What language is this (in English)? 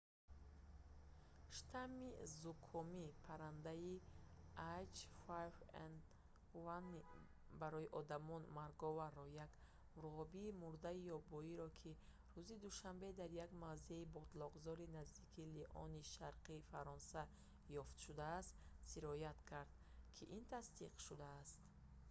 Tajik